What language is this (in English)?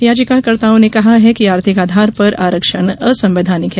Hindi